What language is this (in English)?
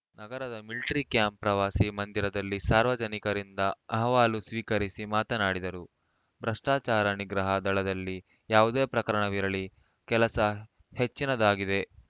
Kannada